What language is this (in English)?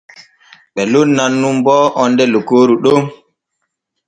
Borgu Fulfulde